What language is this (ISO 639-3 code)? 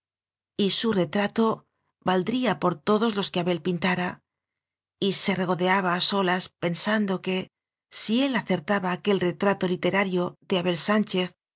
spa